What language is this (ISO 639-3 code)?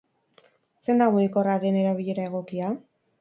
eus